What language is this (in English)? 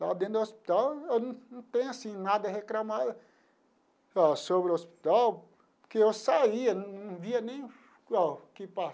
Portuguese